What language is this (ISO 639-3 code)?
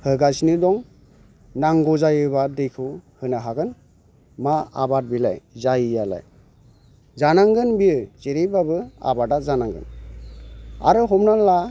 brx